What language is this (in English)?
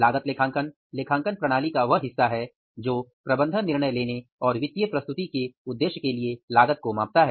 Hindi